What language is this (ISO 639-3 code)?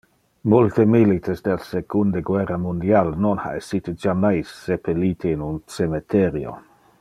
ina